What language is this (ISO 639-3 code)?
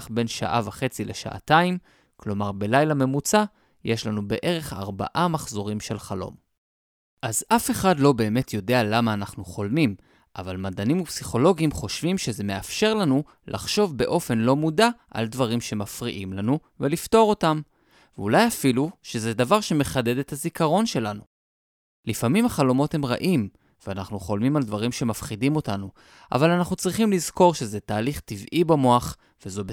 heb